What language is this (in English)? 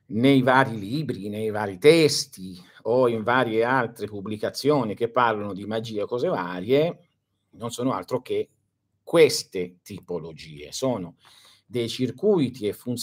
Italian